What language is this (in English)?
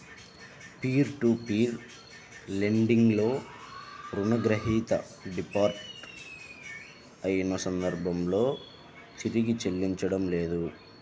Telugu